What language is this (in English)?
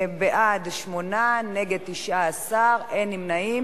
Hebrew